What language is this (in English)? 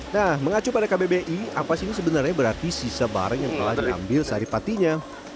Indonesian